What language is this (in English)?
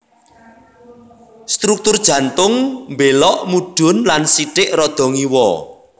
Javanese